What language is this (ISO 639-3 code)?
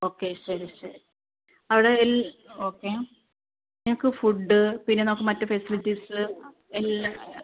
mal